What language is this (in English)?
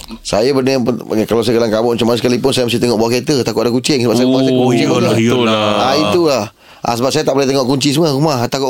Malay